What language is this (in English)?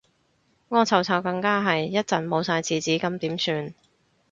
Cantonese